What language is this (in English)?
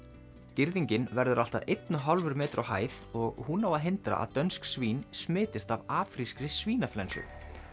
Icelandic